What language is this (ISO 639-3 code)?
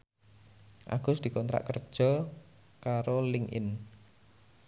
jav